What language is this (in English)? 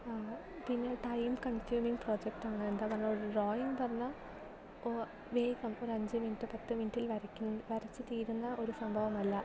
Malayalam